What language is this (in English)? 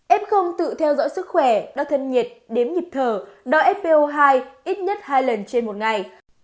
Vietnamese